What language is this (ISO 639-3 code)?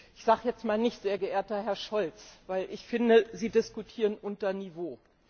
deu